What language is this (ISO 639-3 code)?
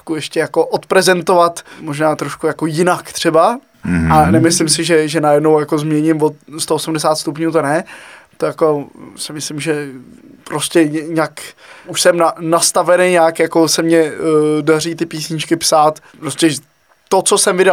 ces